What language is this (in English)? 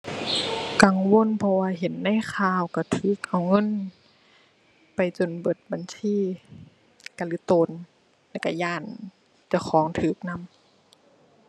Thai